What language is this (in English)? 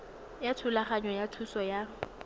Tswana